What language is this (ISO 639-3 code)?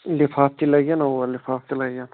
kas